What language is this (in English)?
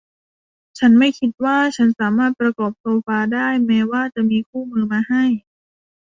Thai